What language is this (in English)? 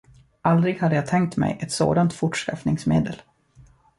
Swedish